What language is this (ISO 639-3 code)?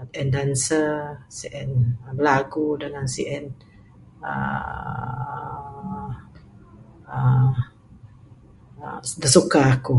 sdo